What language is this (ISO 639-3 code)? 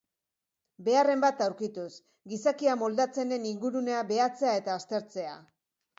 eus